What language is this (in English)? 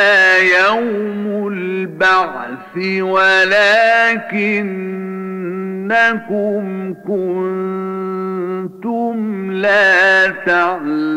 Arabic